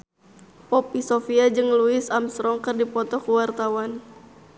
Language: Sundanese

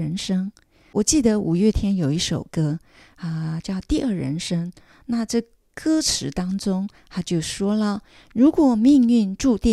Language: Chinese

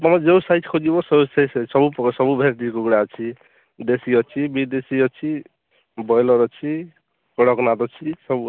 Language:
Odia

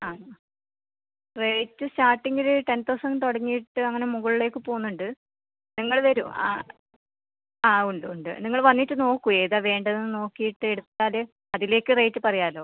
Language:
Malayalam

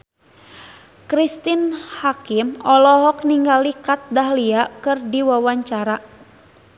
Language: Sundanese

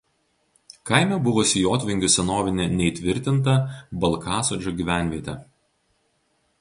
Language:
Lithuanian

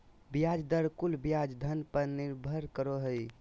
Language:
Magahi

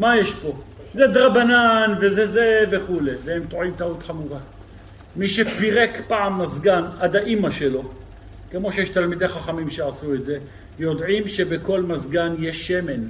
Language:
Hebrew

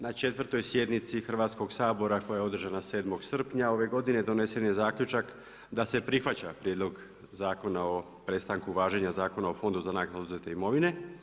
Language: Croatian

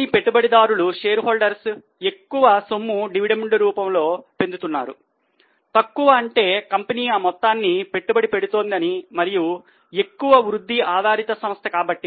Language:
Telugu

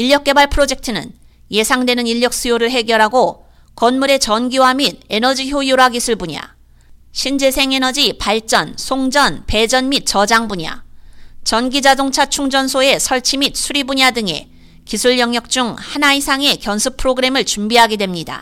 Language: Korean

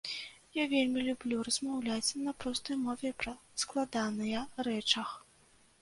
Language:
Belarusian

